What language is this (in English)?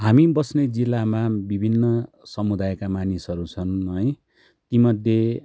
Nepali